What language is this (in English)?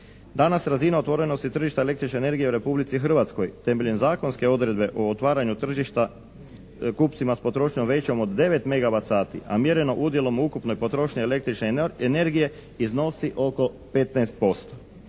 Croatian